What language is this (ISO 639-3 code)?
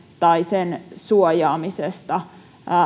fin